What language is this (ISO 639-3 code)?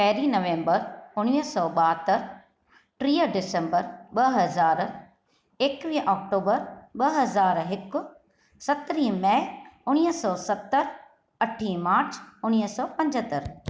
snd